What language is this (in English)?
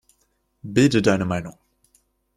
German